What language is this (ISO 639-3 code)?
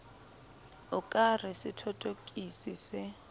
sot